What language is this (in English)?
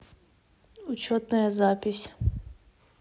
Russian